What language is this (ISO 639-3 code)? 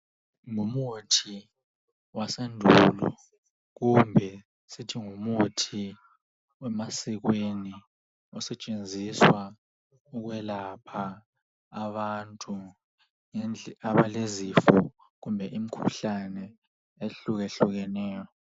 nde